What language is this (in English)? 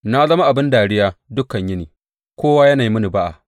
Hausa